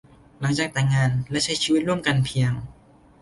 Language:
Thai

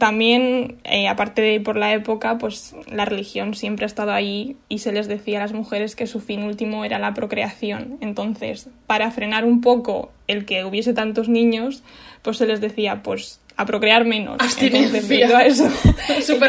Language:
Spanish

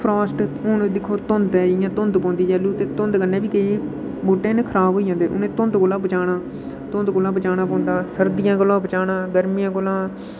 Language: Dogri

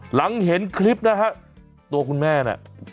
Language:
Thai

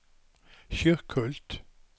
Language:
Swedish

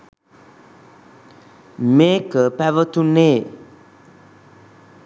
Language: Sinhala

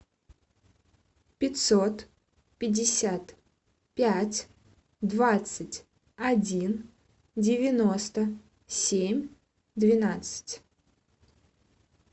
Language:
Russian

